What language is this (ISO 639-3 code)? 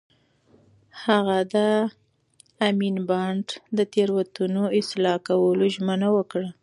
pus